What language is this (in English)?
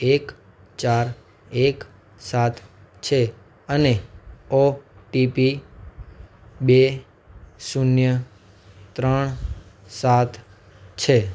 Gujarati